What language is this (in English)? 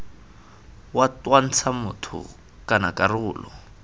Tswana